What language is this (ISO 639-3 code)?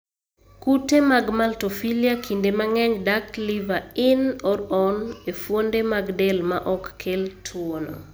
luo